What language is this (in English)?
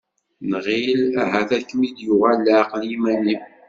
Kabyle